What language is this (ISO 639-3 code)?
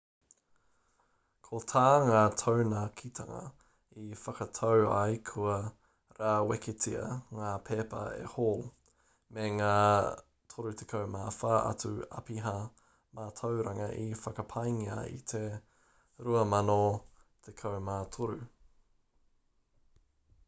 mri